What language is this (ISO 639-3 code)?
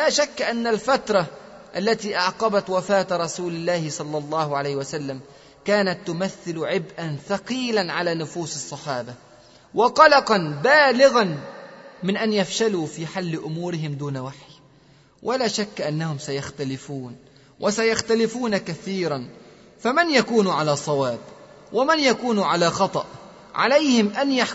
ara